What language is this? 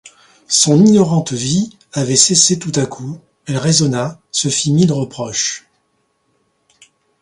French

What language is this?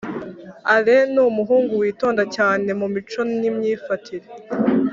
Kinyarwanda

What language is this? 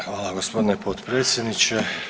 Croatian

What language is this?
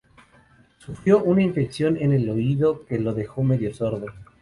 Spanish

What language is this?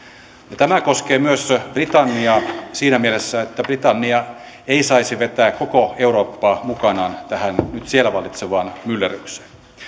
Finnish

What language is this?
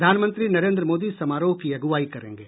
Hindi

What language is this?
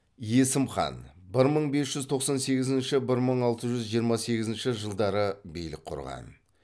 Kazakh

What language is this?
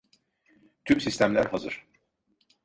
Turkish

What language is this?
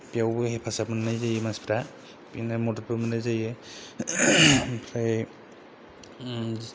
Bodo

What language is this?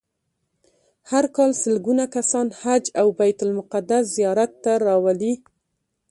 Pashto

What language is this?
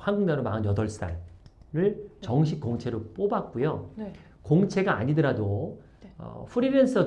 Korean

